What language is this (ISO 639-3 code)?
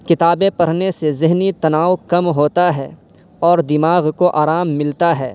urd